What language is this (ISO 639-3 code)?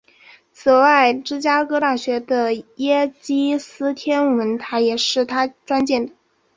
zho